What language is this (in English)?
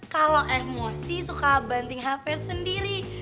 Indonesian